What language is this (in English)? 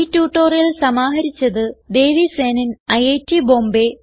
Malayalam